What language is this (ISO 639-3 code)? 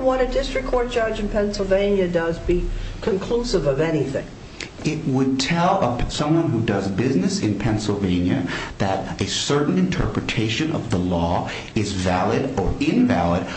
eng